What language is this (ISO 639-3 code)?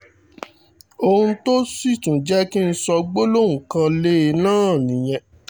yor